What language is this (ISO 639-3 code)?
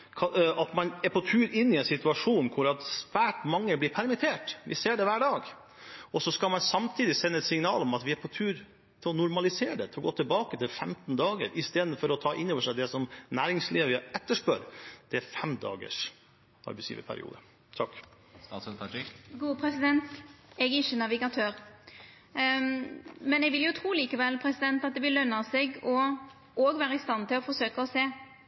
nor